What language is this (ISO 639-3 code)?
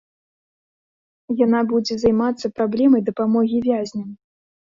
bel